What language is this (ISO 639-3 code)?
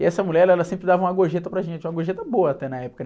por